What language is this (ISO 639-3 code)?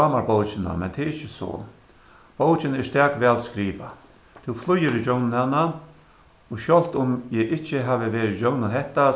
fao